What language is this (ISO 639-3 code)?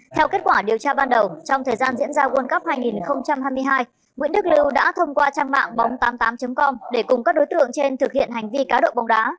vie